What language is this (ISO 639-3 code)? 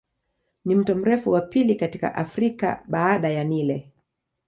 swa